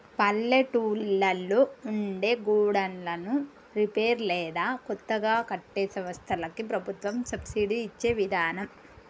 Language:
Telugu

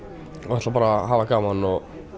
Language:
Icelandic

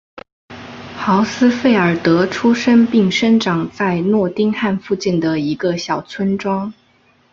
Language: Chinese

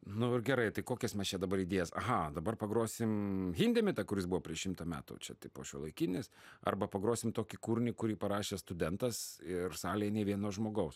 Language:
Lithuanian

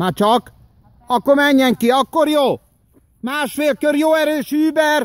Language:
Hungarian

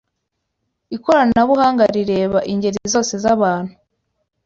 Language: Kinyarwanda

